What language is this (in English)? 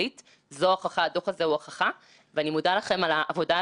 Hebrew